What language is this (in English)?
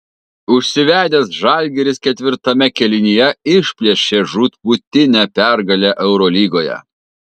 Lithuanian